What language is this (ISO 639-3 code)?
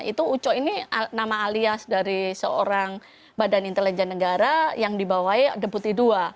ind